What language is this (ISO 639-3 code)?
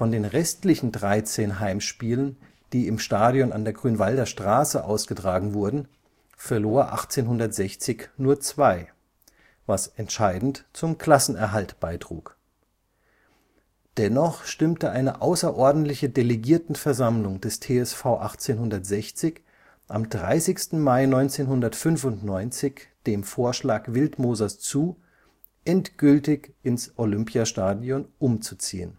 deu